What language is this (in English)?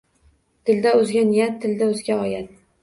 Uzbek